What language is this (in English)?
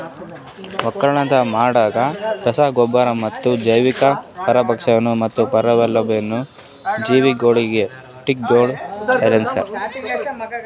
Kannada